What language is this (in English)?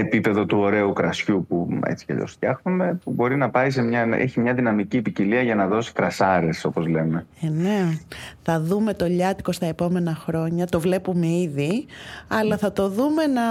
Greek